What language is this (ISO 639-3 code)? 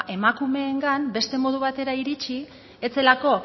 eus